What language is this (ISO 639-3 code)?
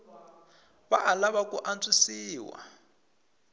tso